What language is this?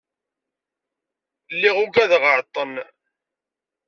Kabyle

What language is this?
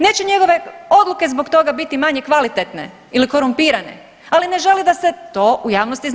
Croatian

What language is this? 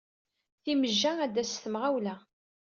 Kabyle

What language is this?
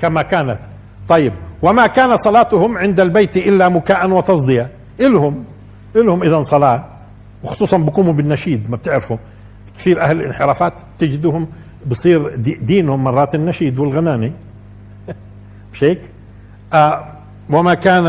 Arabic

